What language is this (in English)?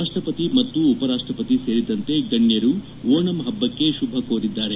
Kannada